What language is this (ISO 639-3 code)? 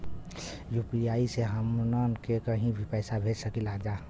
bho